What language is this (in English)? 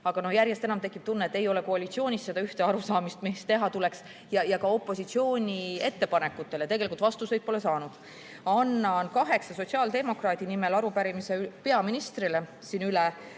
Estonian